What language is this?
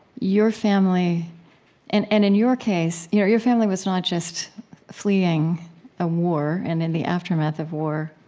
English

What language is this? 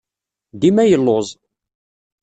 Kabyle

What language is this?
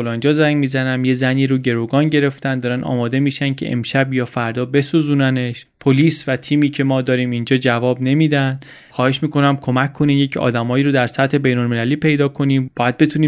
Persian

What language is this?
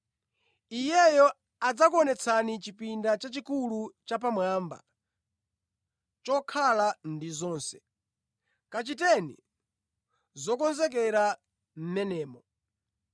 Nyanja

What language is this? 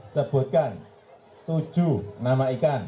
Indonesian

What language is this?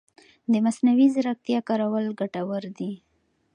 Pashto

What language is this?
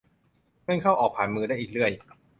Thai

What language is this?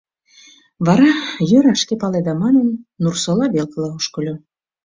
Mari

